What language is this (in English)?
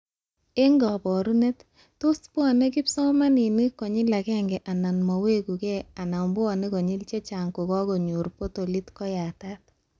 Kalenjin